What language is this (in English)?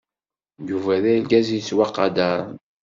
Kabyle